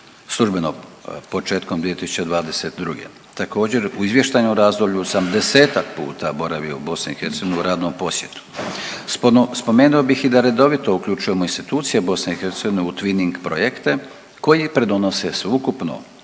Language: Croatian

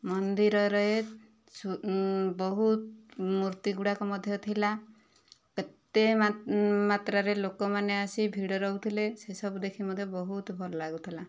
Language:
Odia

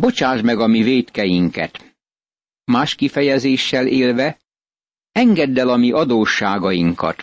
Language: Hungarian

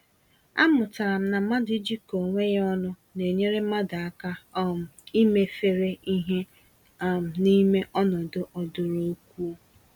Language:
Igbo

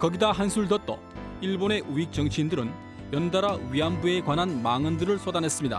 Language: Korean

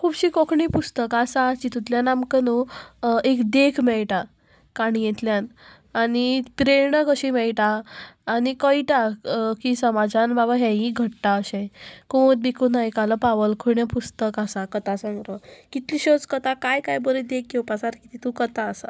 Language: Konkani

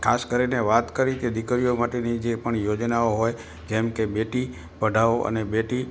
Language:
Gujarati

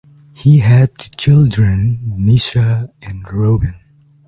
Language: English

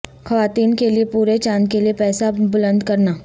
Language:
Urdu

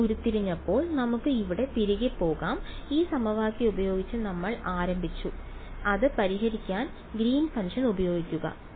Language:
Malayalam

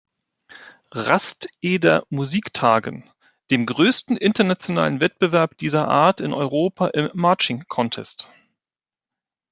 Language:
German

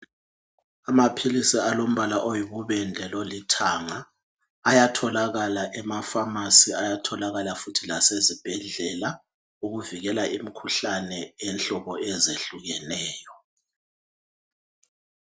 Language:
North Ndebele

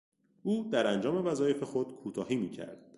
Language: Persian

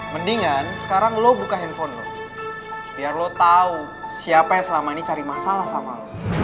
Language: Indonesian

